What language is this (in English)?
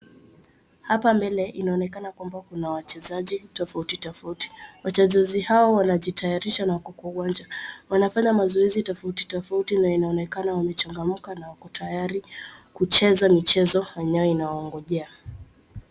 Swahili